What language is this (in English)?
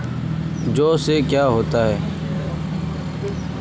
Magahi